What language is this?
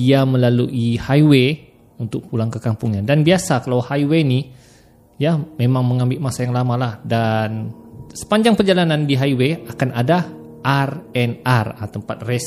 Malay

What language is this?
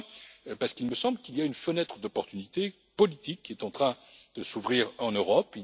French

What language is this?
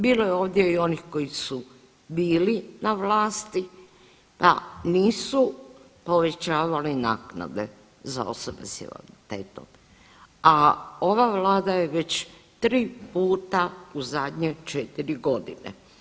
Croatian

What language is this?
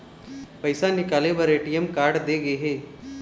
Chhattisgarhi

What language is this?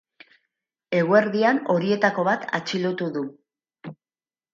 Basque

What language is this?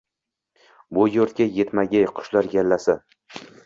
Uzbek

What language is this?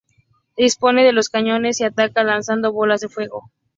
Spanish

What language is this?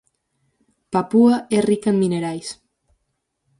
Galician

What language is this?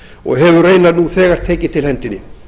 Icelandic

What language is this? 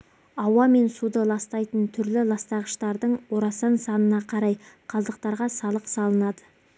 Kazakh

